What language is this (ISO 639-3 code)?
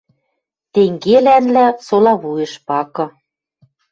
mrj